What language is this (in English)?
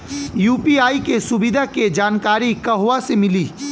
Bhojpuri